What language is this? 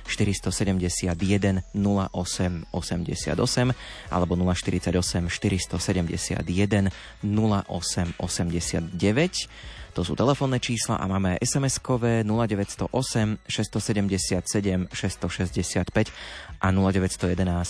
Slovak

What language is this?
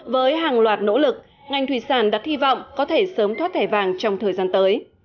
Vietnamese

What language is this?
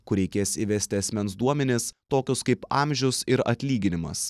Lithuanian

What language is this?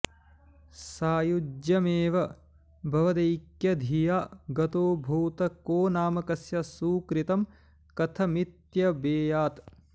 Sanskrit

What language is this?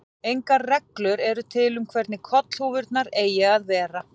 Icelandic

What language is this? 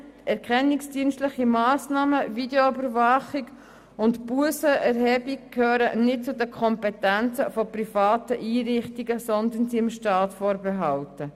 Swiss German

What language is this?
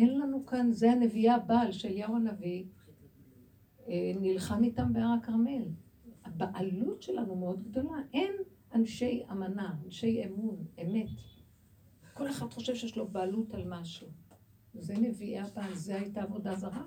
Hebrew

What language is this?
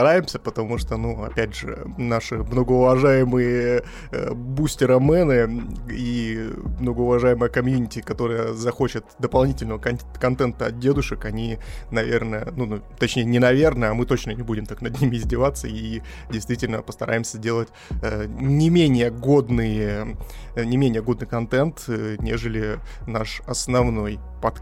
Russian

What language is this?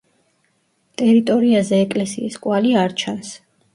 Georgian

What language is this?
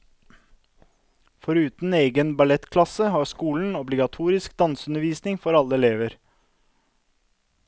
Norwegian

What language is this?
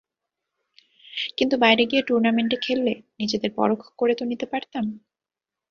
Bangla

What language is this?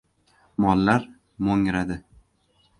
Uzbek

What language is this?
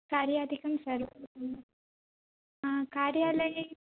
Sanskrit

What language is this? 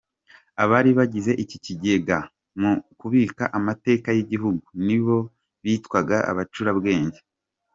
Kinyarwanda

